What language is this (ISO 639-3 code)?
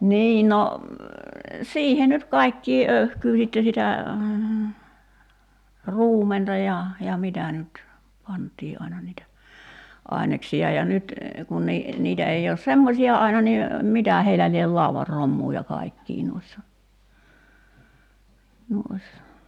fin